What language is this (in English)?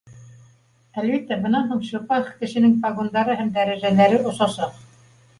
Bashkir